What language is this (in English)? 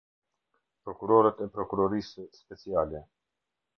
Albanian